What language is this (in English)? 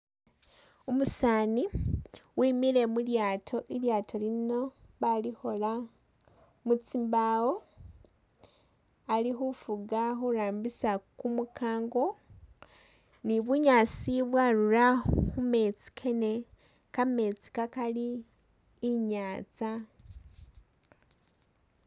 Masaaba